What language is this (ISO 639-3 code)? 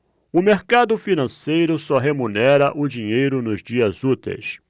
por